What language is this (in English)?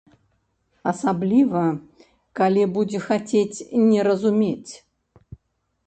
Belarusian